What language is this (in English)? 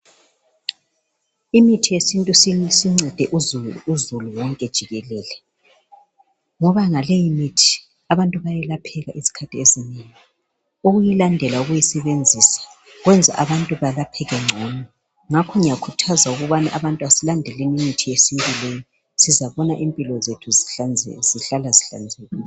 North Ndebele